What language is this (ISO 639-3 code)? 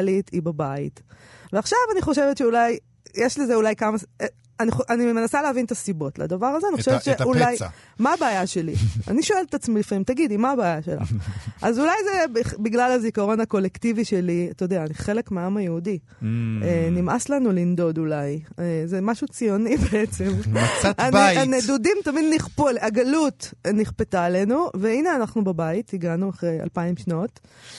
heb